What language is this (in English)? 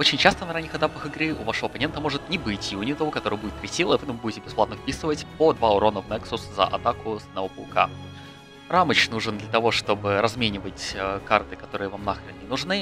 Russian